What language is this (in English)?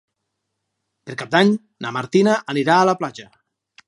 Catalan